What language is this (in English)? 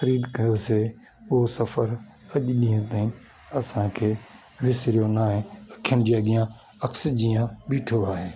Sindhi